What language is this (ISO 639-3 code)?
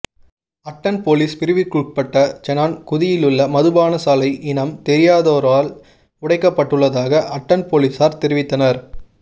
tam